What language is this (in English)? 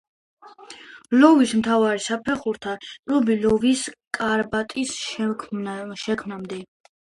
Georgian